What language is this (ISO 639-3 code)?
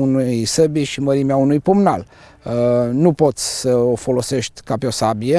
ron